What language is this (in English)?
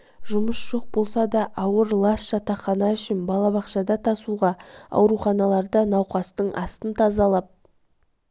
Kazakh